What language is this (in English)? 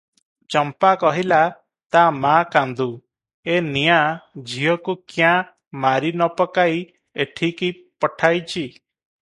Odia